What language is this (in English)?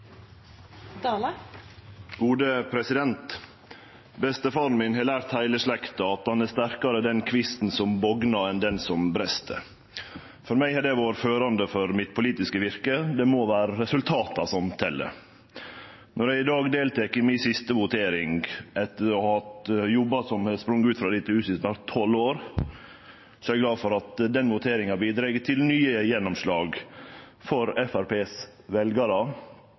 Norwegian Nynorsk